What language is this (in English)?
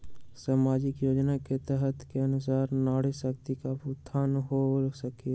Magahi